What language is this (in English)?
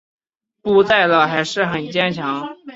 Chinese